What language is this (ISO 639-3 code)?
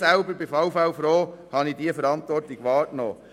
gsw